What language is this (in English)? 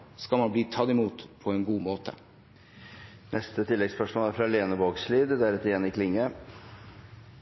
Norwegian Bokmål